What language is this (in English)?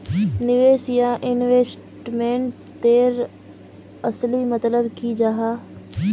Magahi